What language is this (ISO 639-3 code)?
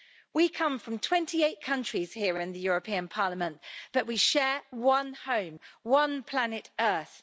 eng